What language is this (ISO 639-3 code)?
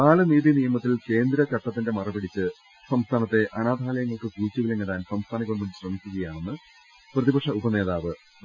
mal